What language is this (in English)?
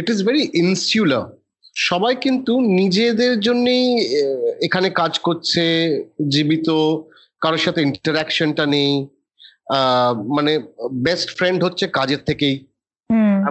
Bangla